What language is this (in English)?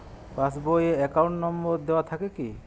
Bangla